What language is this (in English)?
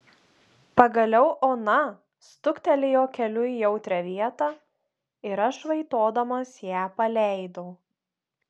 Lithuanian